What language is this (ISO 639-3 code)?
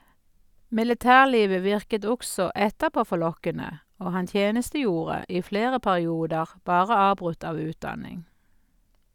nor